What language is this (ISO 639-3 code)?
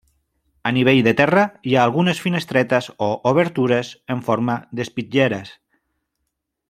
cat